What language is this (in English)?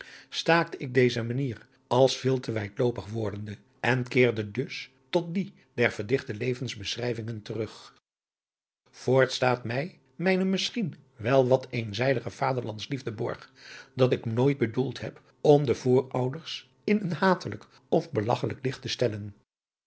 Dutch